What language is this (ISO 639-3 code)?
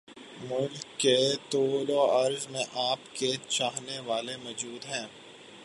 urd